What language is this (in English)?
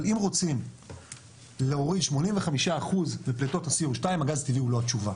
Hebrew